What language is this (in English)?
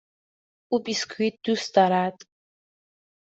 Persian